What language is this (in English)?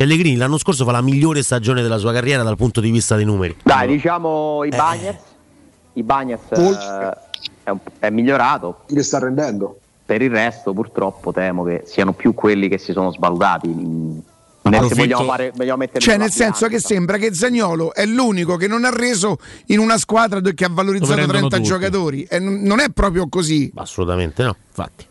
Italian